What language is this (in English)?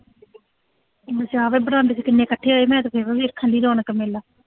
Punjabi